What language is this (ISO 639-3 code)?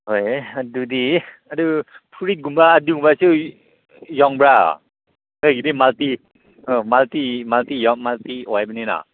mni